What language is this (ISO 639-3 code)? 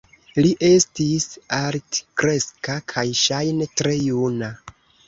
epo